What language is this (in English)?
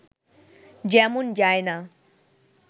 Bangla